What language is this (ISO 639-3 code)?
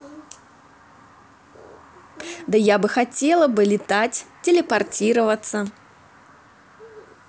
rus